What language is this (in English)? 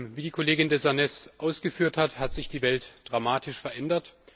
German